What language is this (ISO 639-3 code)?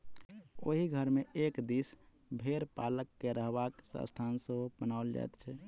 mai